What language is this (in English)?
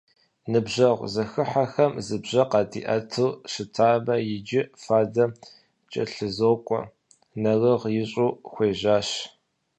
Kabardian